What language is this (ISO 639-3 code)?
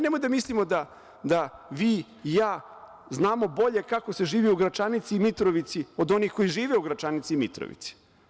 srp